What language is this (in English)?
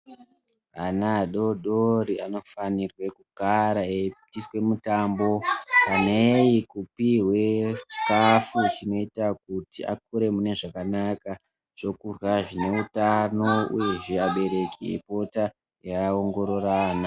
Ndau